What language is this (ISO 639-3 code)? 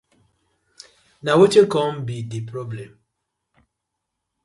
pcm